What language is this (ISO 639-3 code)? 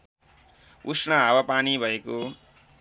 nep